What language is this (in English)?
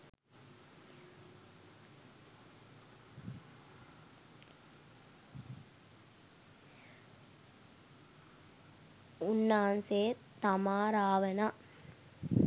Sinhala